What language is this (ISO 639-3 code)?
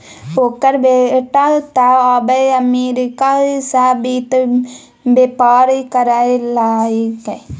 mai